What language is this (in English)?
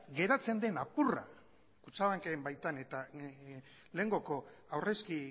Basque